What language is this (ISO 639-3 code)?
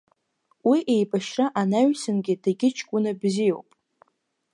abk